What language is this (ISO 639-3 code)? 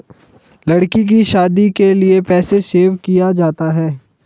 hin